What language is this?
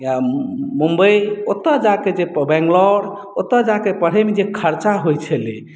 Maithili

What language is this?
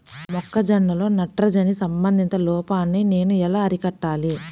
Telugu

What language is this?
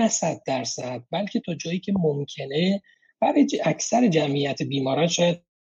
Persian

